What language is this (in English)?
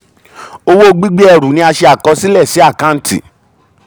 Yoruba